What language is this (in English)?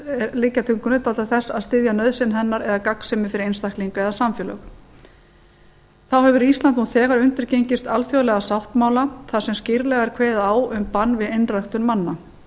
Icelandic